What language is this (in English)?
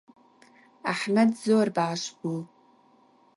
Central Kurdish